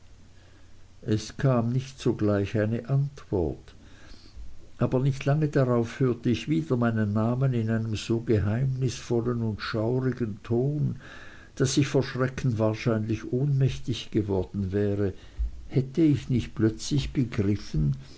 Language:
German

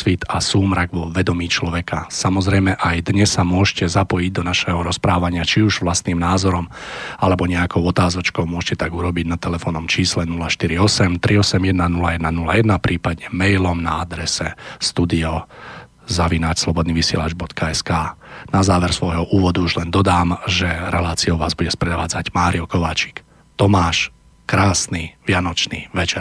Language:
Slovak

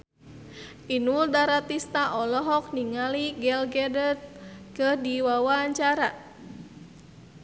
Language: Sundanese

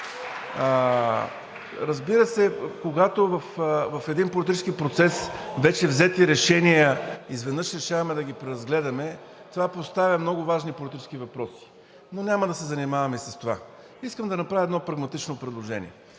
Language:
Bulgarian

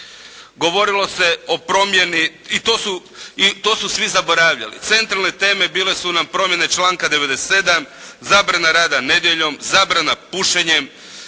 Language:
Croatian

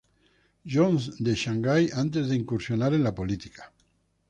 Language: Spanish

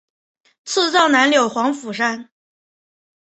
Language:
Chinese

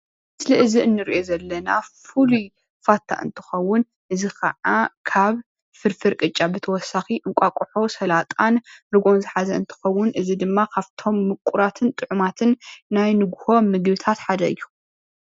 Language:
Tigrinya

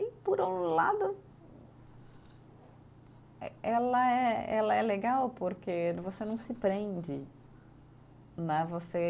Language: Portuguese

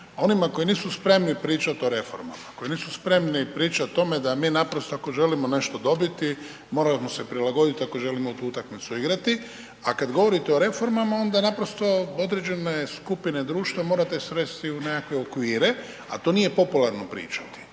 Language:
Croatian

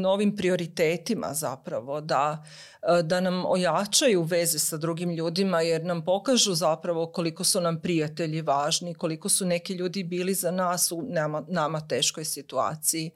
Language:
Croatian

